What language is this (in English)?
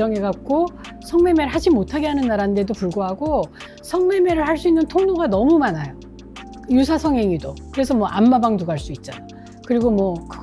Korean